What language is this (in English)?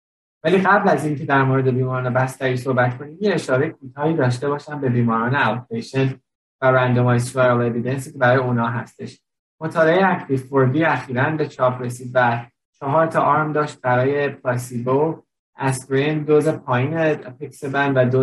Persian